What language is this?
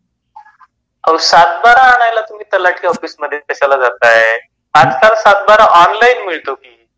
Marathi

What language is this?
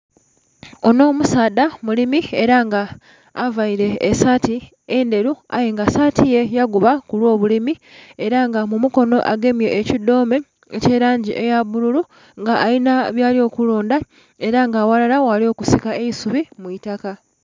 Soga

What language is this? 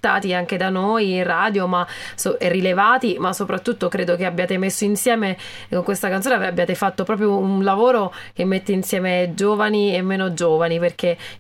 Italian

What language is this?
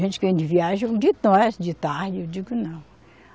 Portuguese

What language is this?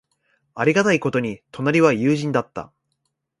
Japanese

